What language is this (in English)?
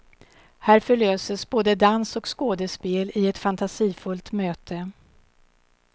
Swedish